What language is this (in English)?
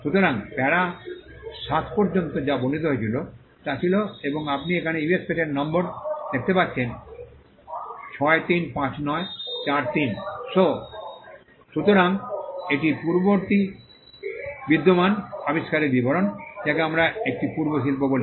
Bangla